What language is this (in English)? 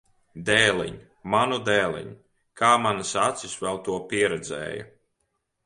Latvian